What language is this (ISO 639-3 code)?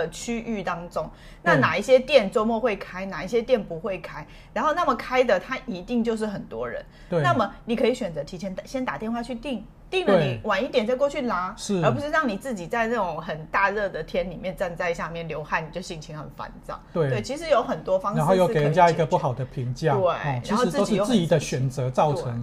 zho